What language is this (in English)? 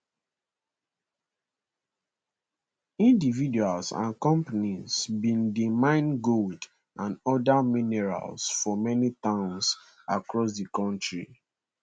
Nigerian Pidgin